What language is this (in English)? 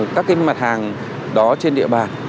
Vietnamese